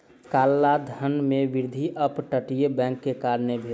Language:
Maithili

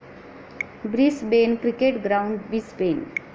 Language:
Marathi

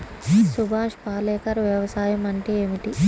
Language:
Telugu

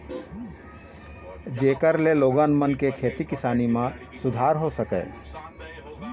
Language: Chhattisgarhi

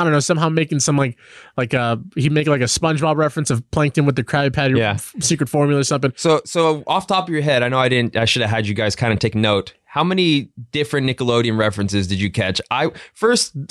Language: English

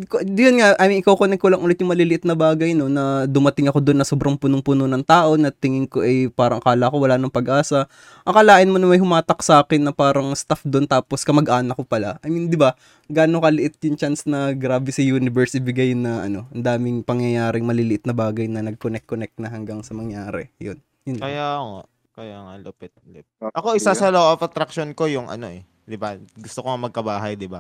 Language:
Filipino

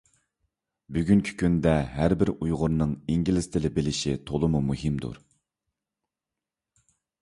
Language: Uyghur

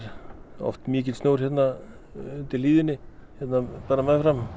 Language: Icelandic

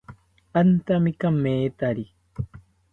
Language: South Ucayali Ashéninka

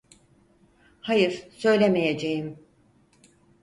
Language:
Turkish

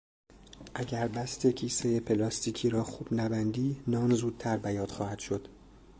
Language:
Persian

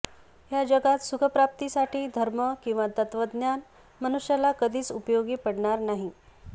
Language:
Marathi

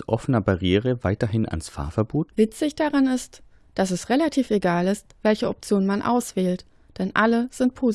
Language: German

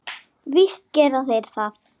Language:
Icelandic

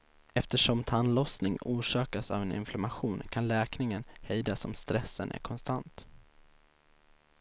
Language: Swedish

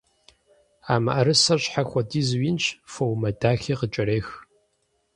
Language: Kabardian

